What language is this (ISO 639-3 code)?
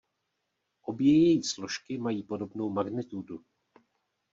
ces